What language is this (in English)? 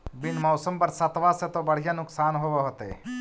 Magahi